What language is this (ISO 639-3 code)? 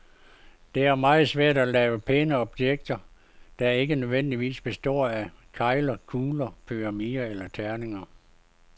dan